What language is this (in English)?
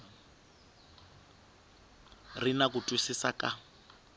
Tsonga